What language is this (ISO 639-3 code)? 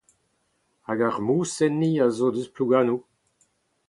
bre